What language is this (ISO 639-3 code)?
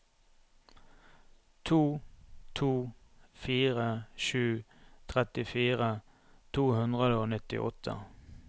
nor